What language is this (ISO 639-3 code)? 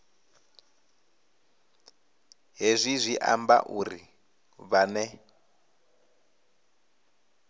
ven